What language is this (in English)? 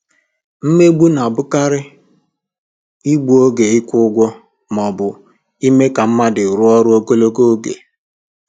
Igbo